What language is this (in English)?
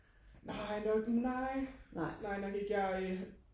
Danish